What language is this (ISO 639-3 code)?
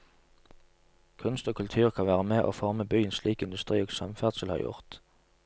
nor